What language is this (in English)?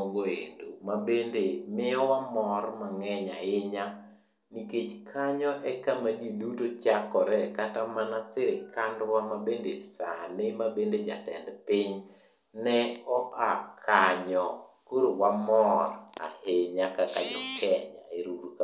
Luo (Kenya and Tanzania)